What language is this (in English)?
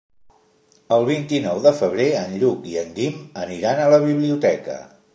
Catalan